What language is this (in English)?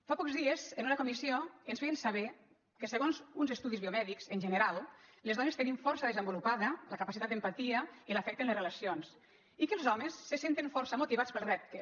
Catalan